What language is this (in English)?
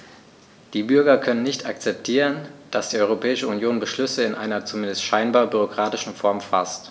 German